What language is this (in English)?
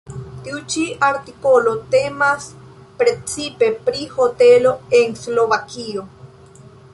Esperanto